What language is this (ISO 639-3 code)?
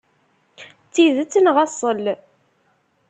kab